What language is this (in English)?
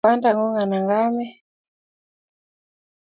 Kalenjin